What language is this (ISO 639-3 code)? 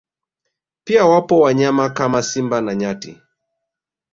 swa